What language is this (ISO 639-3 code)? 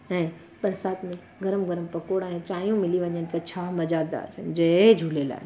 snd